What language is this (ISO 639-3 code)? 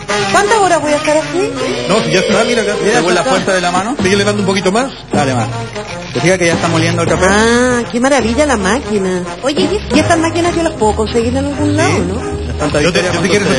spa